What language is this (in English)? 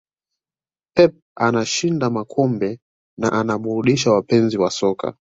Swahili